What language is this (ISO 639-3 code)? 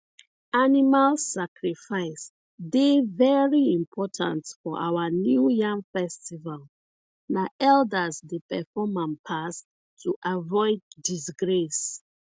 pcm